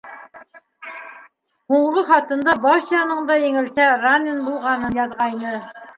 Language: Bashkir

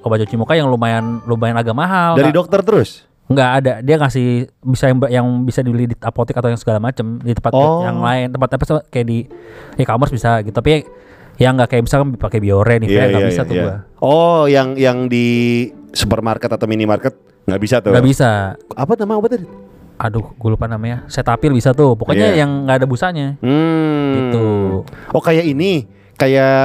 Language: Indonesian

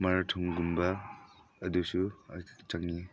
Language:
Manipuri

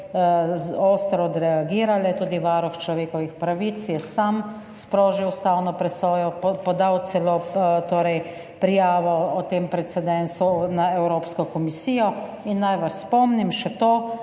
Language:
Slovenian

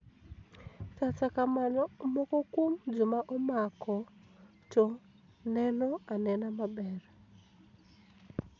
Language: Luo (Kenya and Tanzania)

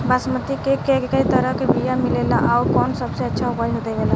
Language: Bhojpuri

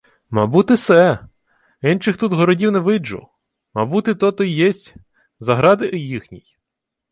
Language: Ukrainian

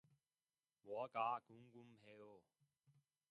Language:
Korean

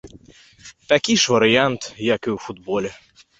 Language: Belarusian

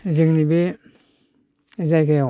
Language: Bodo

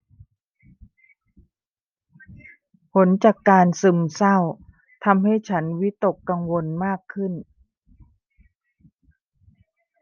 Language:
Thai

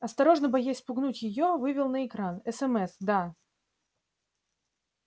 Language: Russian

